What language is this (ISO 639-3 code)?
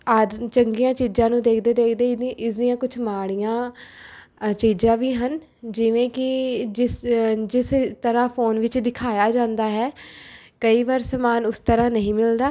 pan